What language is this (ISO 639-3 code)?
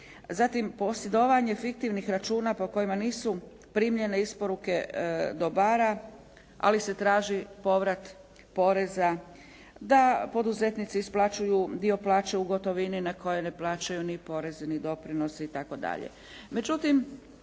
hrv